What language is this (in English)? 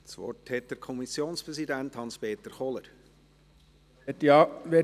Swiss German